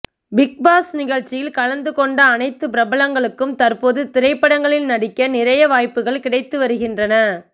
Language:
Tamil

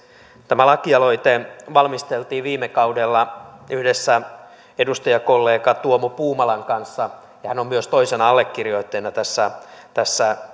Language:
Finnish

